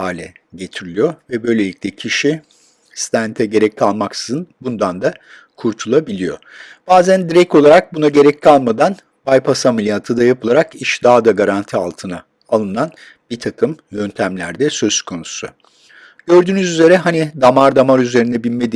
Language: Turkish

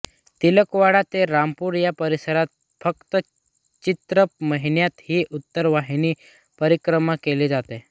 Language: Marathi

